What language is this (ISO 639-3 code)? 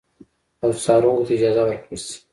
pus